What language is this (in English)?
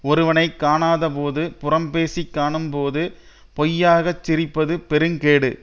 Tamil